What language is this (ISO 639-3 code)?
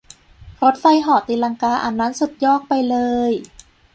tha